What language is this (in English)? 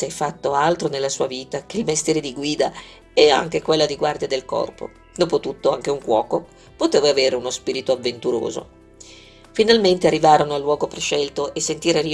Italian